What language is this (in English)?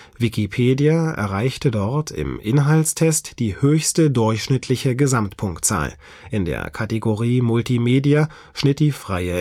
German